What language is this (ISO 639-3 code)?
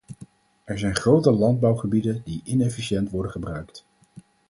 nld